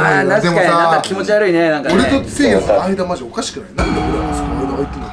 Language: Japanese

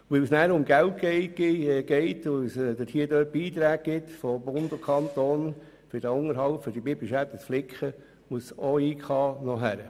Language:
Swiss German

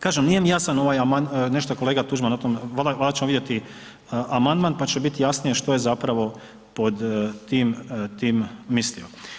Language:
Croatian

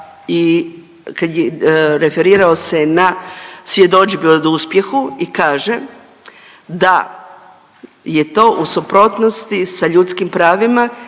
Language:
Croatian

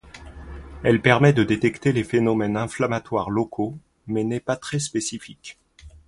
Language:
French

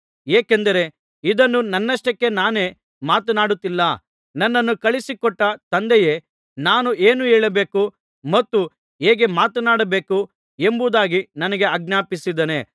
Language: Kannada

